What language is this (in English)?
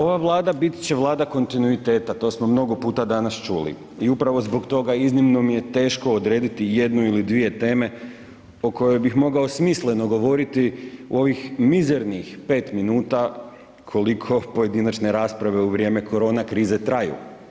Croatian